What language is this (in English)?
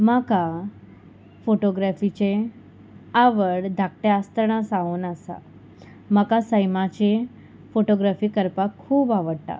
Konkani